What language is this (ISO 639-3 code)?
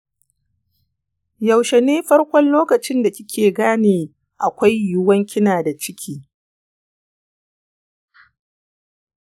hau